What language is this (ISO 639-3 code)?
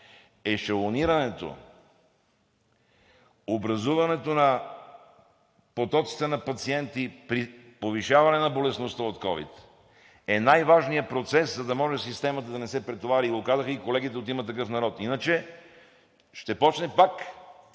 bul